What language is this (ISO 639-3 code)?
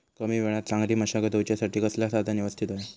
mar